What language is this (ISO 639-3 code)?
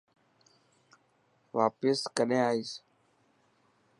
mki